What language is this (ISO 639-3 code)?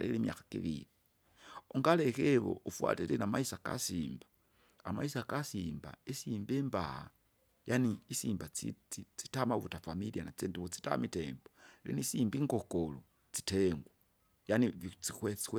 zga